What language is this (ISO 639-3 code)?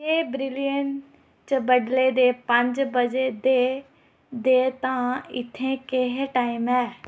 doi